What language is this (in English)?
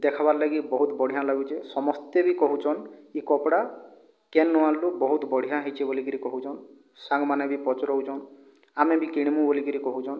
Odia